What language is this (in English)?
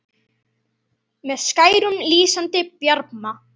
Icelandic